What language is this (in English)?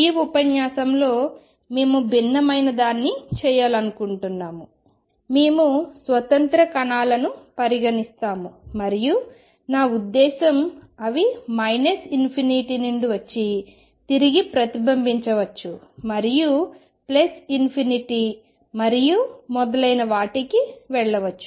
Telugu